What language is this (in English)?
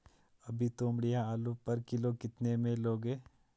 Hindi